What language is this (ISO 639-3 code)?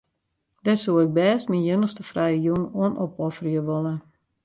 fry